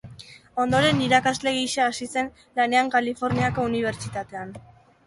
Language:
Basque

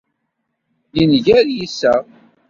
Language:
Kabyle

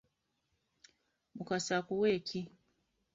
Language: Ganda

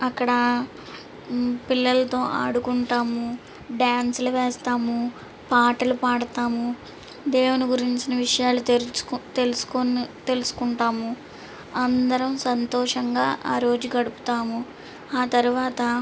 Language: Telugu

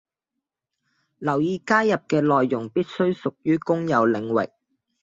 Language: Cantonese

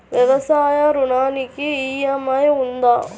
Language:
Telugu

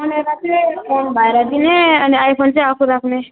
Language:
Nepali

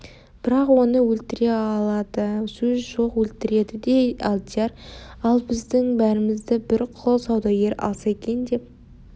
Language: Kazakh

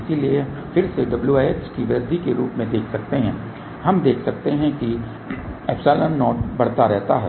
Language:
Hindi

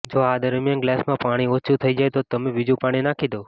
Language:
Gujarati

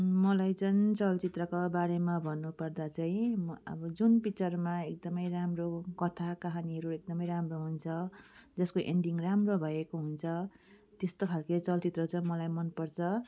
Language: Nepali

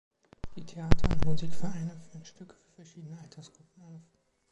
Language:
German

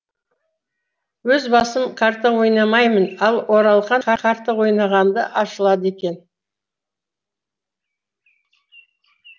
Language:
Kazakh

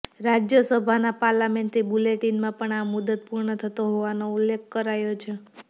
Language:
Gujarati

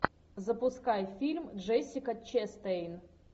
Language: Russian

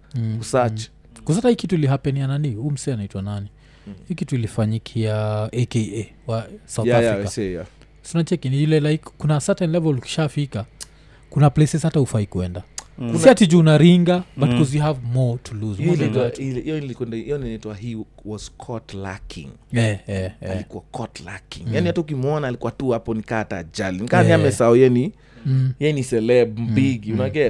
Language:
Swahili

